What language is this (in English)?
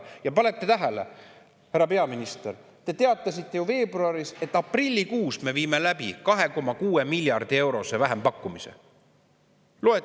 Estonian